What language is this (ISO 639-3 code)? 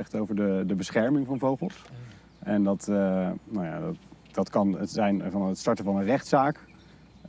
nld